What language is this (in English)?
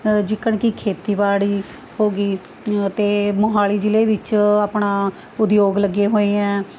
Punjabi